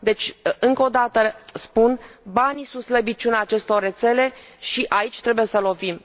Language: Romanian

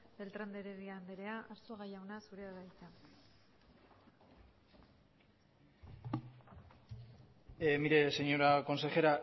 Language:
Basque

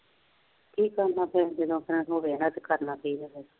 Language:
Punjabi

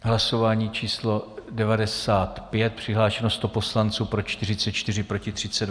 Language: Czech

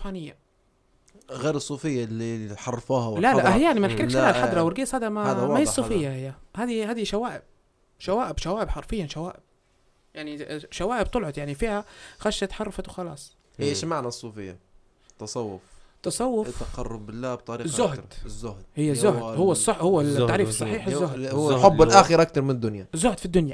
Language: Arabic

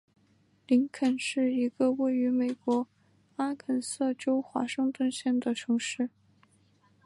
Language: Chinese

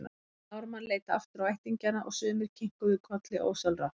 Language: Icelandic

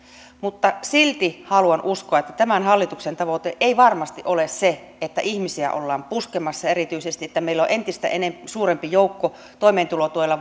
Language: Finnish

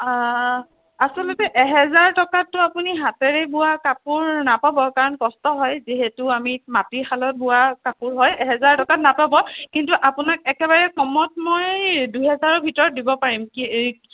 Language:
Assamese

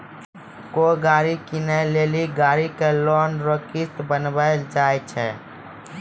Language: Maithili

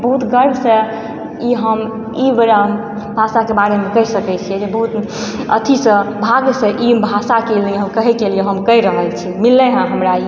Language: Maithili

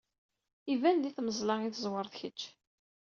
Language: Kabyle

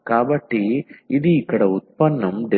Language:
Telugu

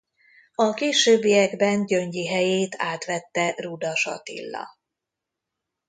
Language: Hungarian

